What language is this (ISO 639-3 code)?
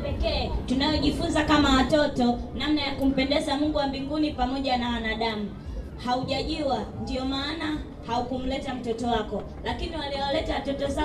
swa